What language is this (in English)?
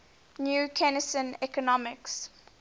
English